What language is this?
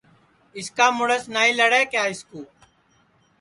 Sansi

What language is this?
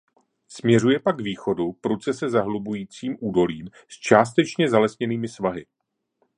Czech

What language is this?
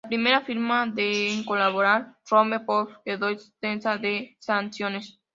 Spanish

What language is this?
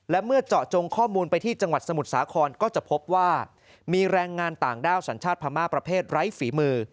Thai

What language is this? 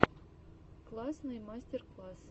Russian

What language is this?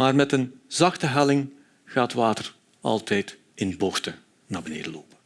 Dutch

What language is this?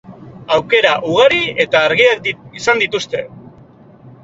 Basque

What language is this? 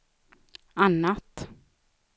Swedish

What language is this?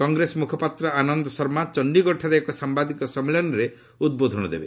Odia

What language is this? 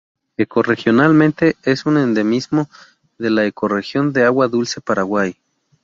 Spanish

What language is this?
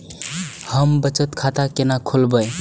Maithili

